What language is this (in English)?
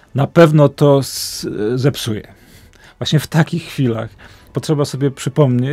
Polish